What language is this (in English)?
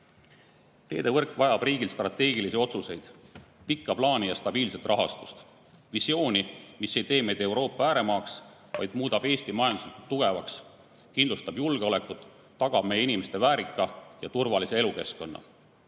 Estonian